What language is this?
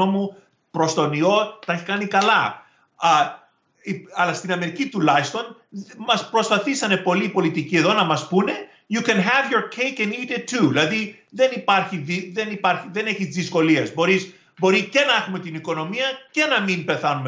Greek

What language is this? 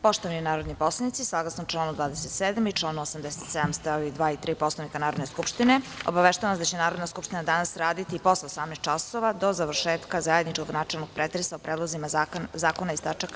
Serbian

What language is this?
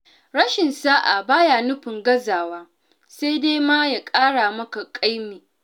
Hausa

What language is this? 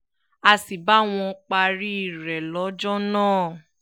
Yoruba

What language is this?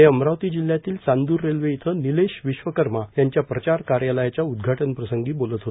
Marathi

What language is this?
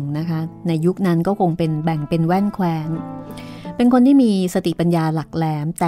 Thai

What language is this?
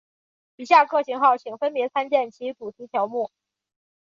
Chinese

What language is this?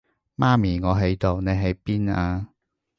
Cantonese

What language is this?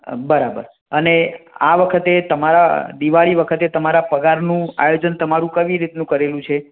Gujarati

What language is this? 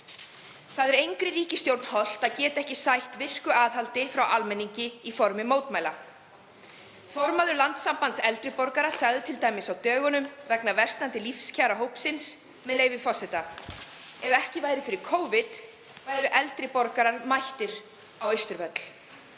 Icelandic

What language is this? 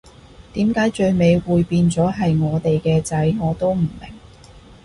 Cantonese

